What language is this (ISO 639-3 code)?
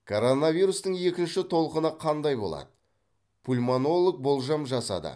kaz